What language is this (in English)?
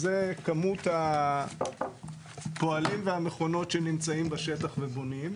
Hebrew